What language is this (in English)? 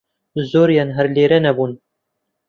Central Kurdish